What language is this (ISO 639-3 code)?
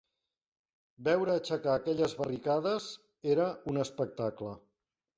cat